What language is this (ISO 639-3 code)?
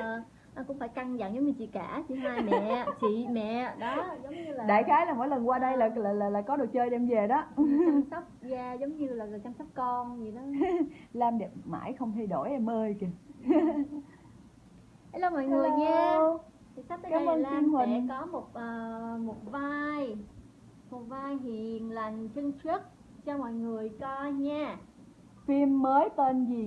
vie